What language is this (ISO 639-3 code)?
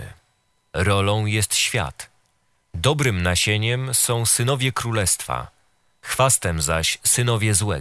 pol